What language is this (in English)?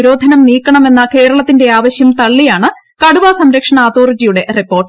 Malayalam